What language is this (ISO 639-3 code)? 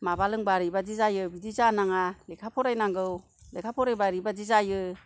brx